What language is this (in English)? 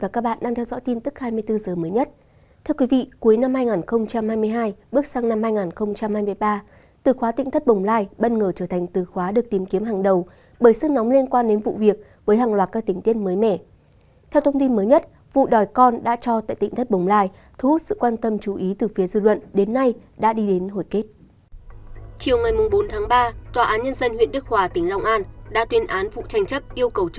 Vietnamese